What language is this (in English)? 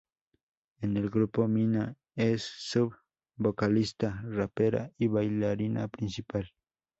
Spanish